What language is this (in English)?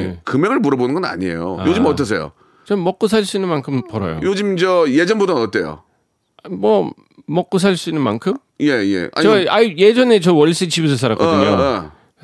Korean